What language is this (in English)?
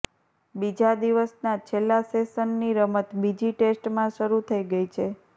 Gujarati